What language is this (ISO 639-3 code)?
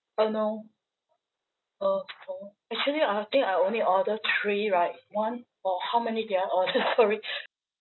eng